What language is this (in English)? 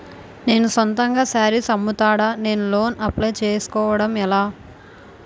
Telugu